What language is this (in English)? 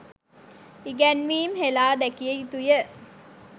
Sinhala